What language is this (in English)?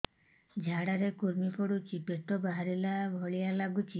Odia